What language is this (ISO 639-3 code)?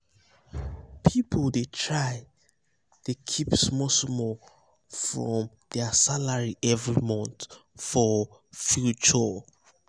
pcm